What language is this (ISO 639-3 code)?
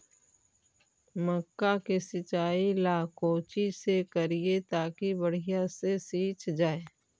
mag